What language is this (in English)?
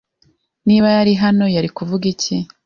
Kinyarwanda